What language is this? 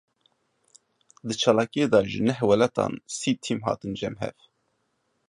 Kurdish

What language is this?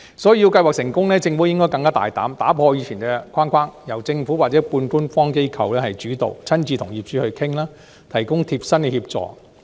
Cantonese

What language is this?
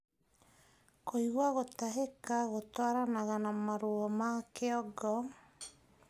Kikuyu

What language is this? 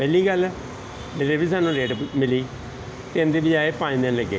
Punjabi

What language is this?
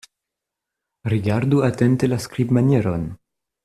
Esperanto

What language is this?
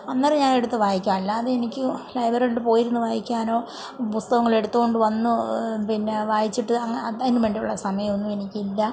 Malayalam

